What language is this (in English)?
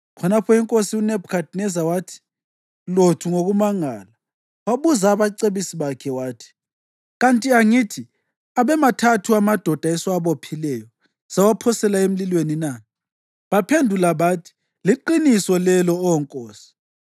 North Ndebele